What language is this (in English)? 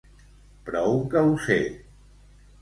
Catalan